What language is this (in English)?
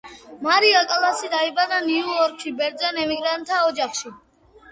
Georgian